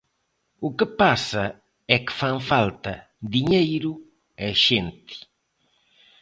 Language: Galician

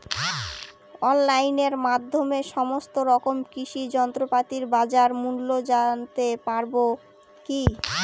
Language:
Bangla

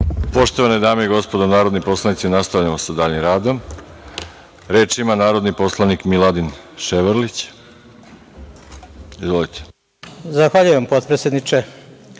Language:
Serbian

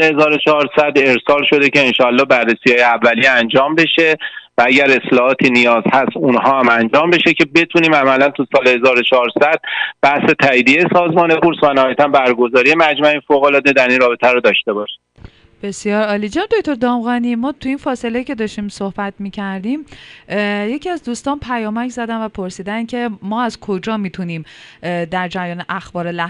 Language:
Persian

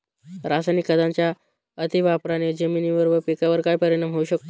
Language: Marathi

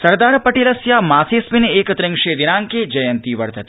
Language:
Sanskrit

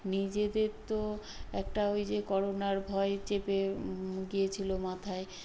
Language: Bangla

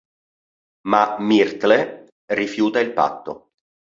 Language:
Italian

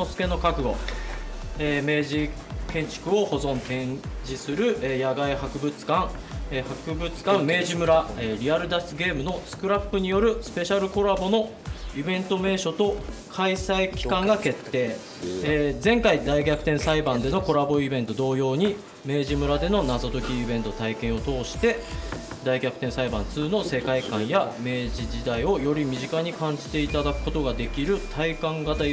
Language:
Japanese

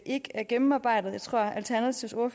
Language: Danish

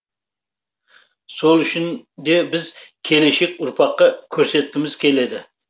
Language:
Kazakh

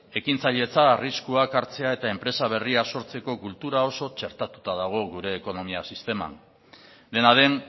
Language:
Basque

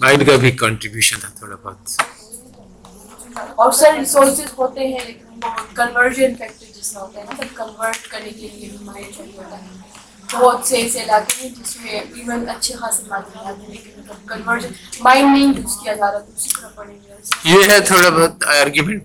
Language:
Urdu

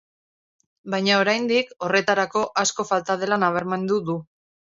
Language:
Basque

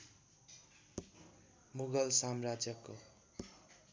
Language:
Nepali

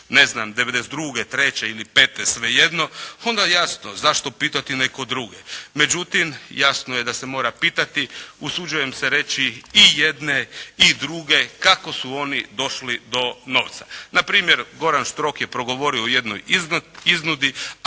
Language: Croatian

